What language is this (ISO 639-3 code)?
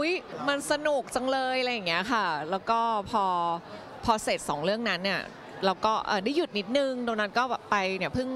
tha